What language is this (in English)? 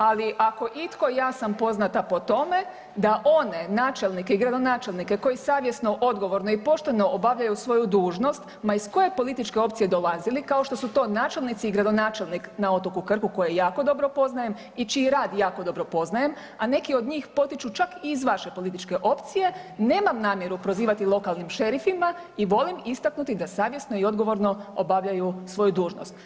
Croatian